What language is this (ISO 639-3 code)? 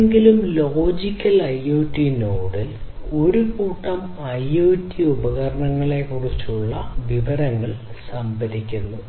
mal